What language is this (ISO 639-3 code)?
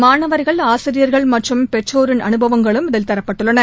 tam